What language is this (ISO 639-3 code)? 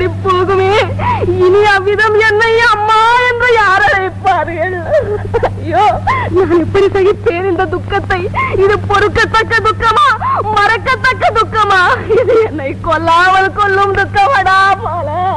ara